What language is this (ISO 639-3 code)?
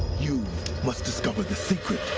eng